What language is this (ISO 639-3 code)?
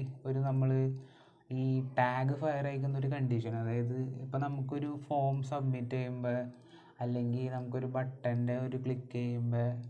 mal